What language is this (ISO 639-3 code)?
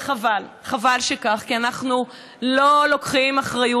heb